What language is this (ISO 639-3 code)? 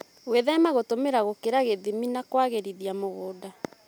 kik